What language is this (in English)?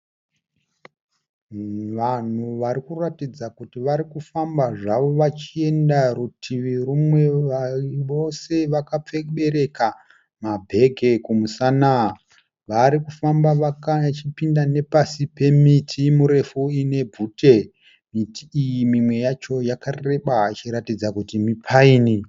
Shona